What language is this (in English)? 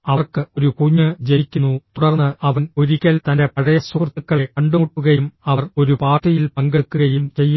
Malayalam